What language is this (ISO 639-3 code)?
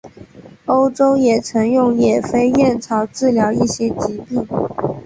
zho